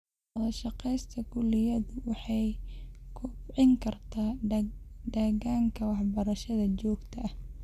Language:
Somali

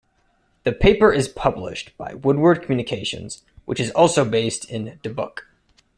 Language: English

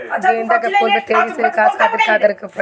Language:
Bhojpuri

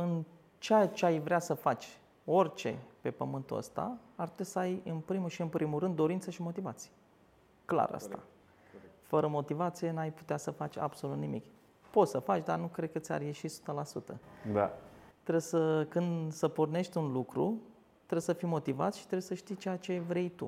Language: Romanian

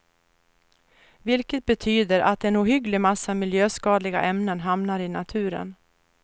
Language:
Swedish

